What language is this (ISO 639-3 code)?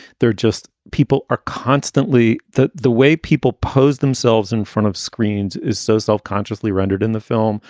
eng